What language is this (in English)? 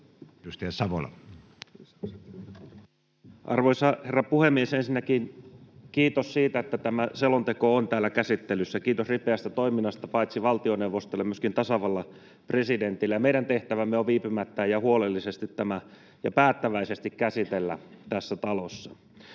Finnish